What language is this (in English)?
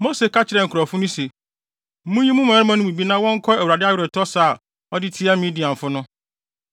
Akan